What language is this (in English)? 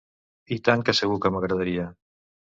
Catalan